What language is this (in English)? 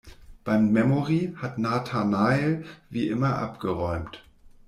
German